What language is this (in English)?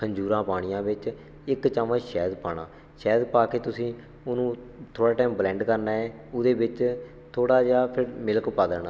Punjabi